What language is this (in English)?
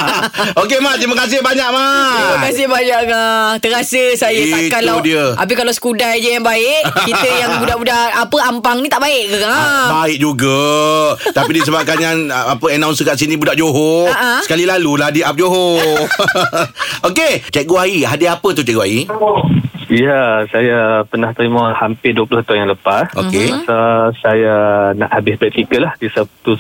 Malay